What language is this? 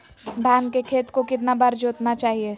Magahi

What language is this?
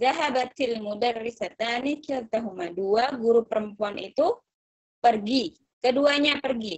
Indonesian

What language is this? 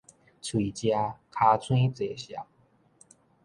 Min Nan Chinese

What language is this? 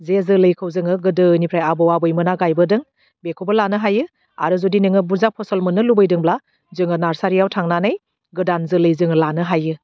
Bodo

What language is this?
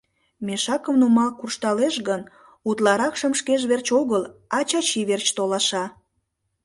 Mari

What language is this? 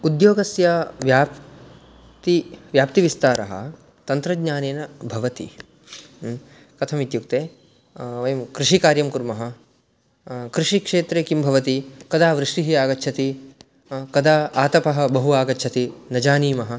Sanskrit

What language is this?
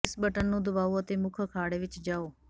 Punjabi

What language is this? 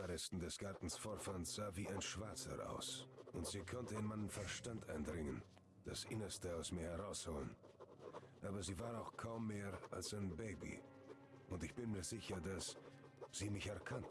German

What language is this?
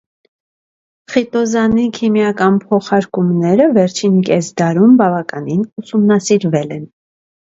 Armenian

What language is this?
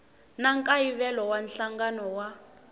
Tsonga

